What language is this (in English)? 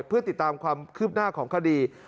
Thai